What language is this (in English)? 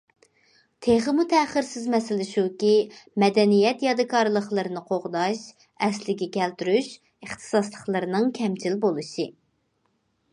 Uyghur